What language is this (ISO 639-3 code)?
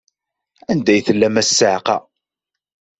kab